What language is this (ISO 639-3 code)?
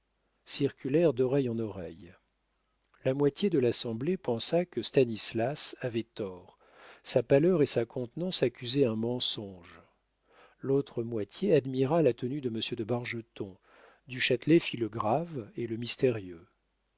fra